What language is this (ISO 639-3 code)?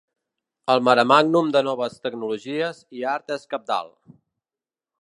cat